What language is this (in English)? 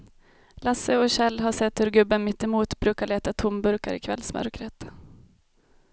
Swedish